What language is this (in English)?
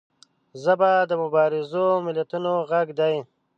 Pashto